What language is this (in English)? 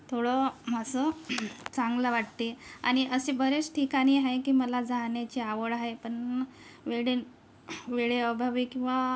Marathi